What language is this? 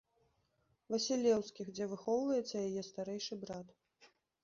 Belarusian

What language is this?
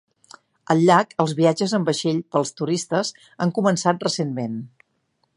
Catalan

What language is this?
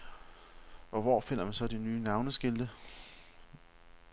Danish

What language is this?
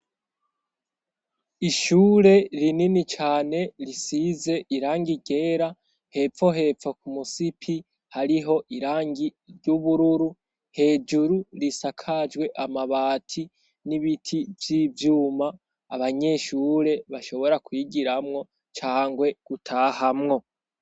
Rundi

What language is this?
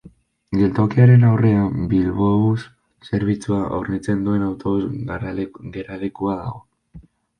Basque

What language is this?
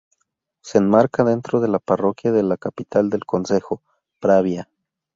Spanish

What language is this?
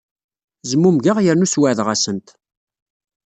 Kabyle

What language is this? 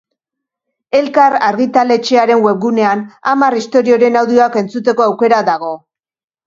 Basque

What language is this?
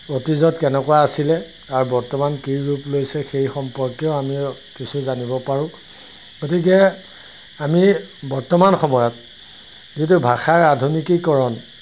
Assamese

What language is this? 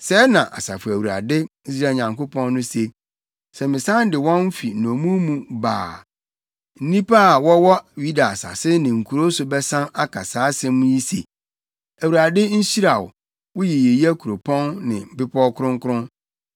Akan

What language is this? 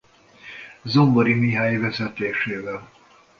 Hungarian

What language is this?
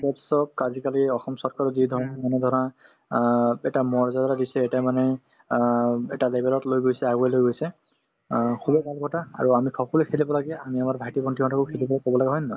Assamese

